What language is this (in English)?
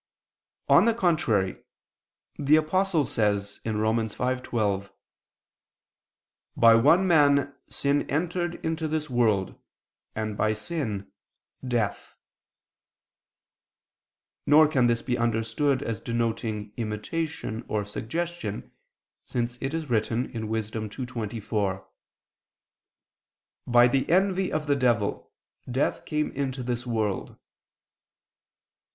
English